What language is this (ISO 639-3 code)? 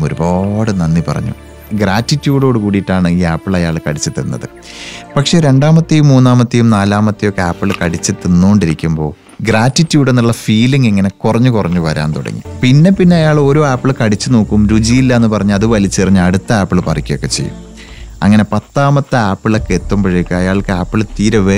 mal